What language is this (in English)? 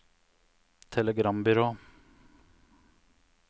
Norwegian